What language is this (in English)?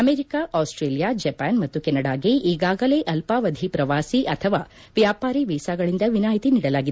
Kannada